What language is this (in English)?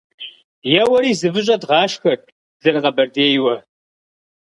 Kabardian